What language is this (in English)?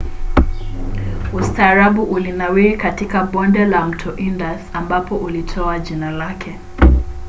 Swahili